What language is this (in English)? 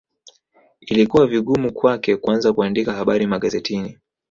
Swahili